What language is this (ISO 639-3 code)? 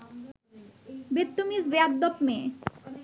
ben